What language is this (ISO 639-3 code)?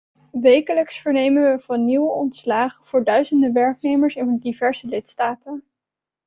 nld